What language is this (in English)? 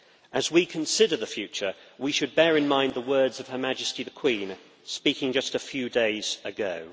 English